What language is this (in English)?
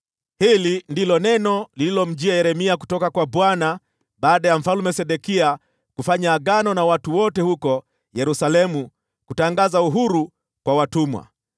Swahili